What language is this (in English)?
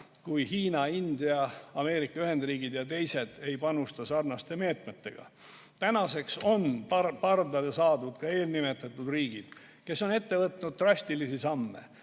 Estonian